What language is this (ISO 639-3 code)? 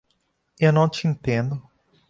por